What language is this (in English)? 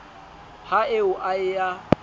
Southern Sotho